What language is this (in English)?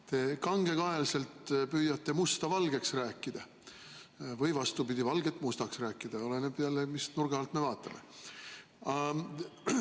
Estonian